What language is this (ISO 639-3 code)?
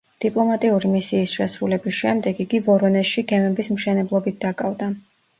kat